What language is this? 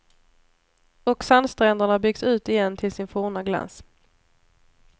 Swedish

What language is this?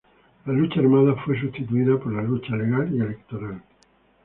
Spanish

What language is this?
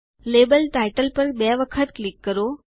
Gujarati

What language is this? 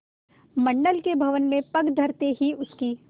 Hindi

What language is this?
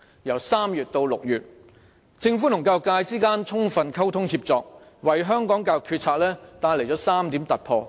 Cantonese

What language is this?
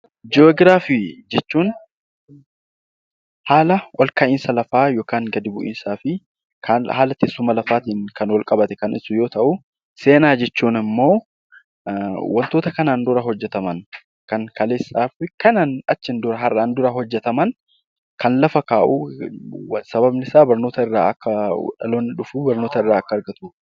Oromo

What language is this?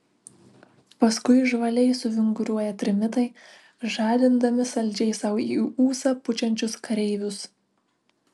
Lithuanian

